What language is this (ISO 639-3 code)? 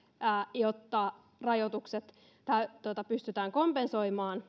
fin